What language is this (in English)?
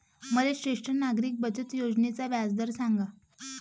Marathi